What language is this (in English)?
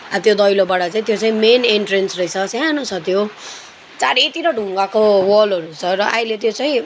Nepali